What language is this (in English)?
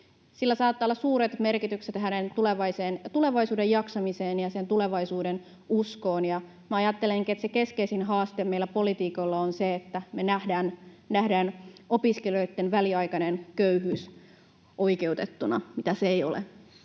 Finnish